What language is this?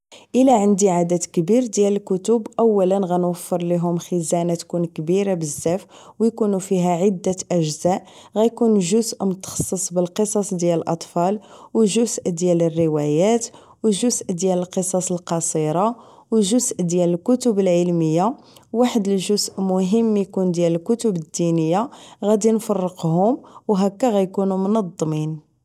Moroccan Arabic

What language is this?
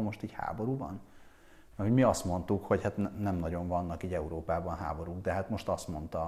Hungarian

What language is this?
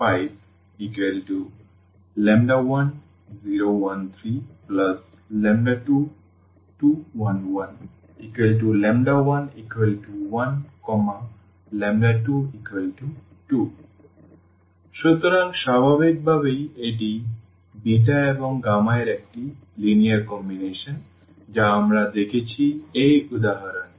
Bangla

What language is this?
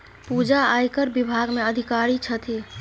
Maithili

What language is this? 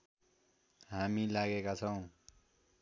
Nepali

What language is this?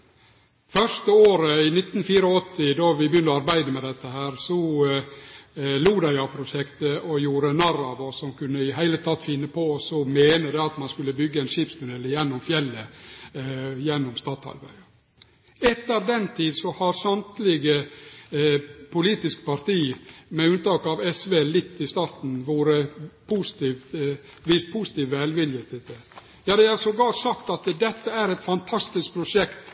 Norwegian Nynorsk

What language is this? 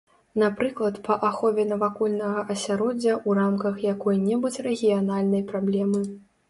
Belarusian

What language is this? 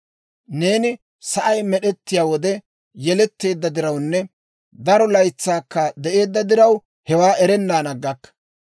Dawro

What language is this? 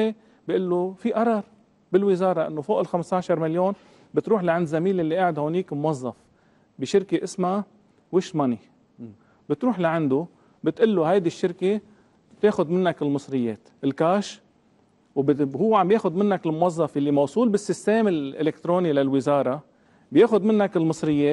Arabic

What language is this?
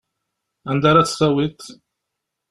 Kabyle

